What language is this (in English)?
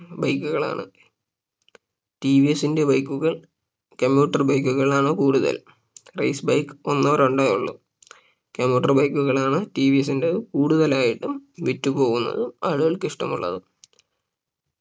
Malayalam